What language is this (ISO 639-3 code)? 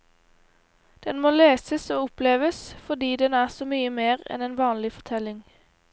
nor